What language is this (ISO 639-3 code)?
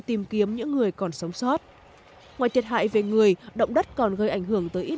vie